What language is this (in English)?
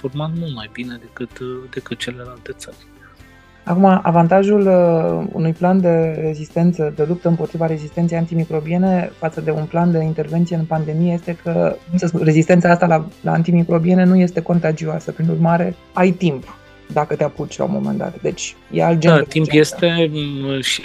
Romanian